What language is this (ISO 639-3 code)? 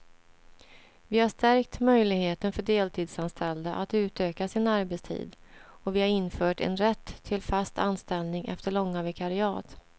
swe